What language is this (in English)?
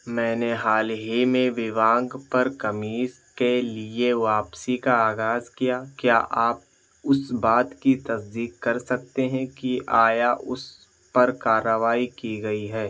Urdu